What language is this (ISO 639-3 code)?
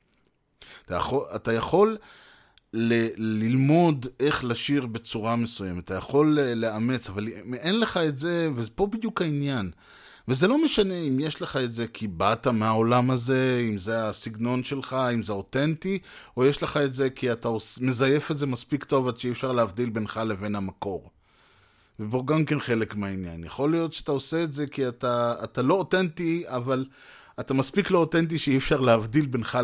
heb